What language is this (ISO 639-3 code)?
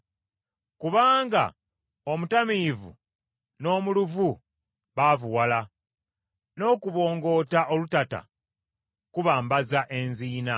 lug